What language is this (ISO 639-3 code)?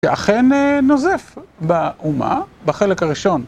heb